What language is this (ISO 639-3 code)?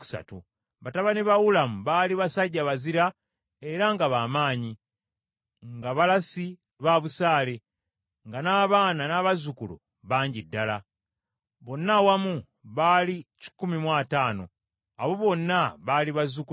lug